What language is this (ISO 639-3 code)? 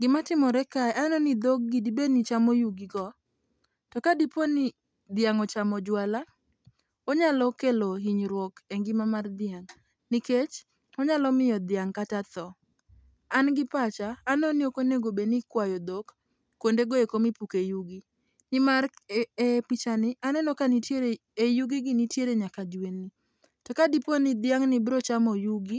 luo